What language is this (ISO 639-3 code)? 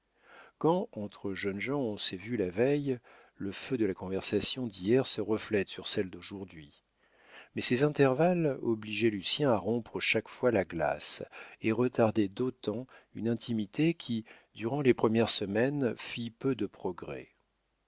fra